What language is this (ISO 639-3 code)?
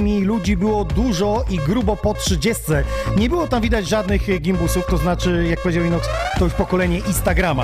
pol